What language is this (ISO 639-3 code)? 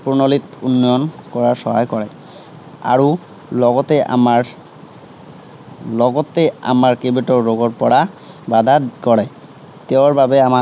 asm